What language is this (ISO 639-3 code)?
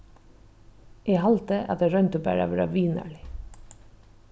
fao